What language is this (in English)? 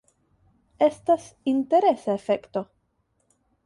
Esperanto